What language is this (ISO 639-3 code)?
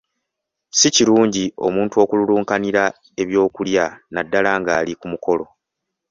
lug